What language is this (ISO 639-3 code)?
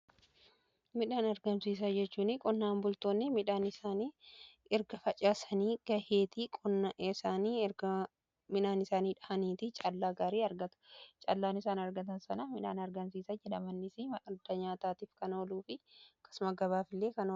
orm